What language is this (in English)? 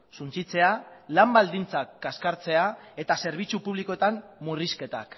Basque